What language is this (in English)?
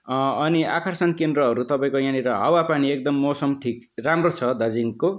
Nepali